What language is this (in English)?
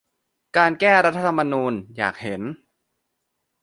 Thai